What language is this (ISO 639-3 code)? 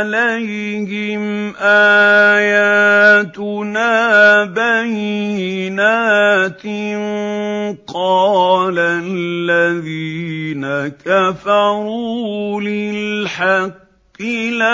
ara